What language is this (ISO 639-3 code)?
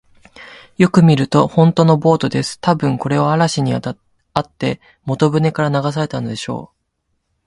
jpn